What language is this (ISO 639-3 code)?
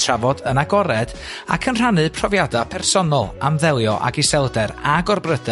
cym